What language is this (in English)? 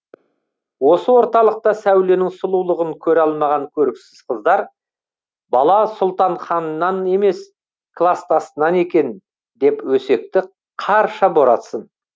Kazakh